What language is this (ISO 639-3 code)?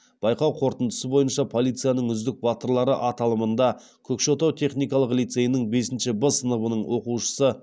kaz